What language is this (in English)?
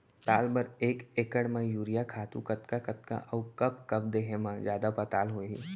Chhattisgarhi